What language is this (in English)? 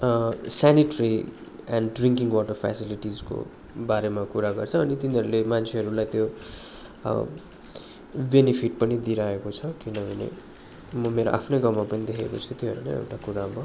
Nepali